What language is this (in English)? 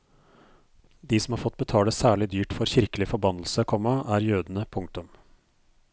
Norwegian